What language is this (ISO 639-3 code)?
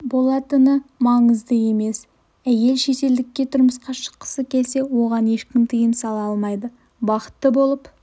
kaz